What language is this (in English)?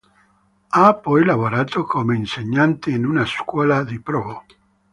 Italian